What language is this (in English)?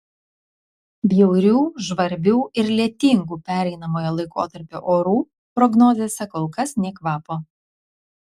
Lithuanian